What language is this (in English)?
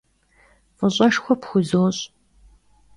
Kabardian